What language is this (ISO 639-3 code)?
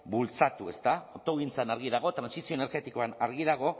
eus